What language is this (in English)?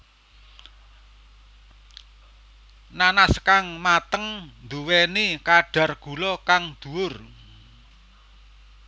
Javanese